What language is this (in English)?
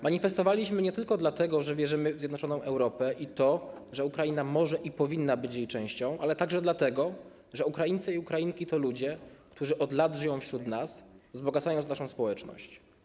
Polish